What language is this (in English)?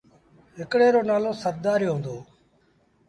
Sindhi Bhil